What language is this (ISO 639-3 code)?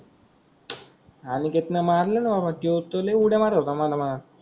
mar